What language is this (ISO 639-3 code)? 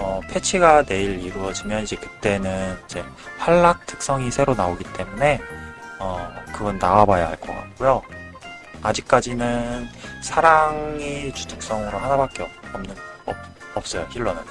kor